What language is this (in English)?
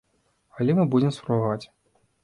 Belarusian